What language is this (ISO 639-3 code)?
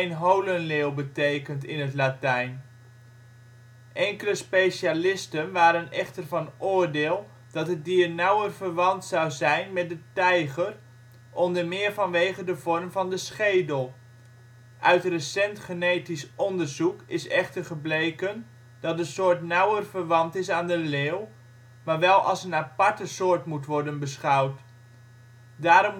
nld